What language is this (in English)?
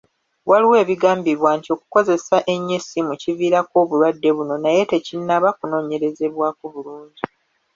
Ganda